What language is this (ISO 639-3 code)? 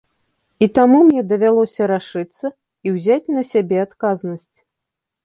bel